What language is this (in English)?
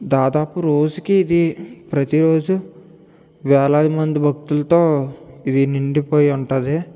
Telugu